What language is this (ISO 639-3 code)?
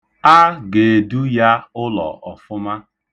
ibo